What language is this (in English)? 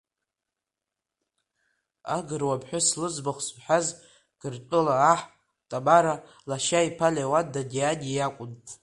Abkhazian